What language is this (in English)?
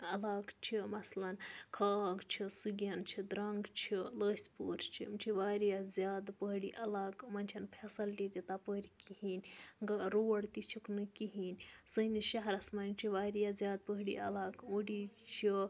Kashmiri